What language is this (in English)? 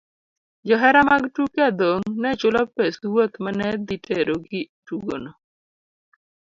Luo (Kenya and Tanzania)